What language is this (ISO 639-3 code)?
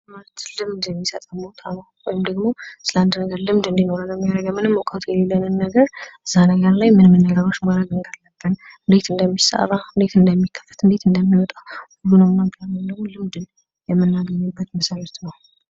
amh